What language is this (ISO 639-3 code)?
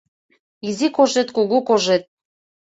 chm